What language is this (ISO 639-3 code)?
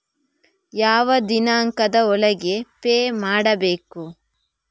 kan